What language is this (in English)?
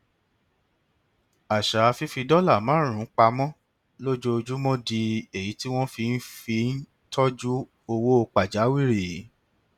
Yoruba